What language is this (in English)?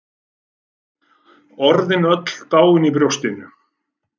Icelandic